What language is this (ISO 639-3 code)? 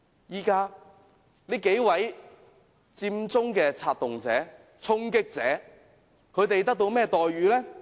yue